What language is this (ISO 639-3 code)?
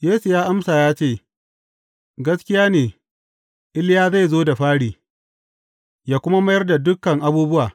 hau